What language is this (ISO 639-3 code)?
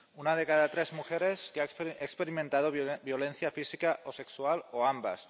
spa